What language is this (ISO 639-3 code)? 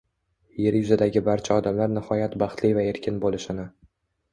uzb